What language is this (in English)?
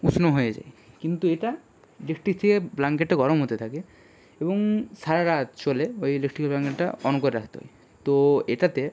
Bangla